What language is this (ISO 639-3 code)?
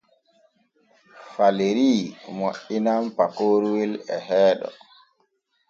fue